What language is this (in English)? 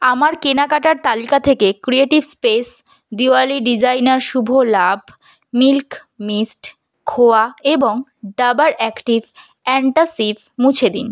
Bangla